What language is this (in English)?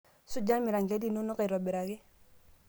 Masai